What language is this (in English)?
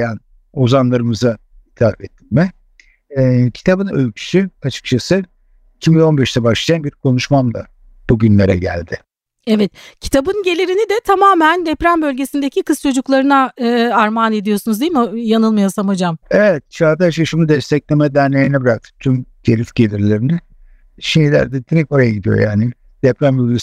Turkish